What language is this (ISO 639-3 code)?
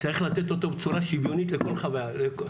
heb